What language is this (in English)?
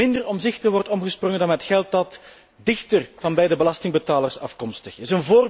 Dutch